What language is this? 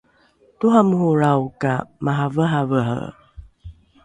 Rukai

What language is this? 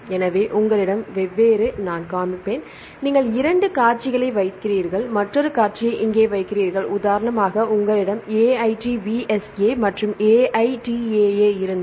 Tamil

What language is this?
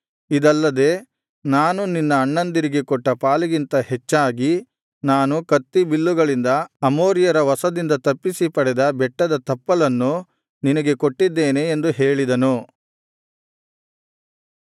Kannada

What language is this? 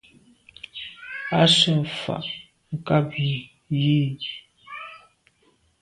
Medumba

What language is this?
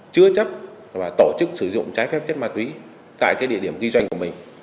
Vietnamese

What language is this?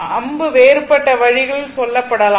Tamil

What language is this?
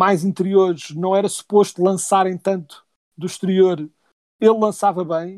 Portuguese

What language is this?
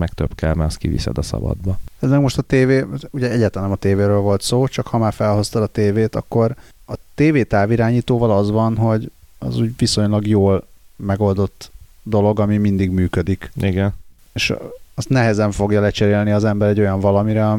Hungarian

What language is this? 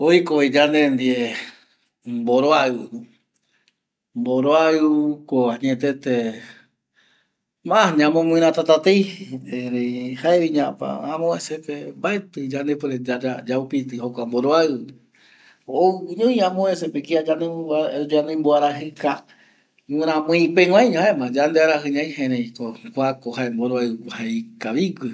Eastern Bolivian Guaraní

